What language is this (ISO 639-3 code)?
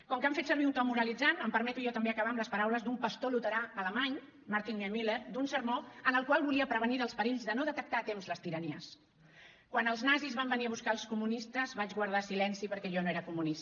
cat